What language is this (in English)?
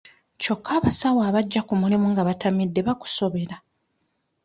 Ganda